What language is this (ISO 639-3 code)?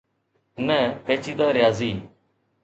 snd